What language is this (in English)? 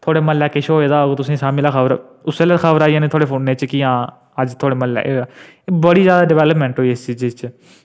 Dogri